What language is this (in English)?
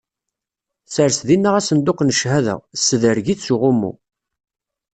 Kabyle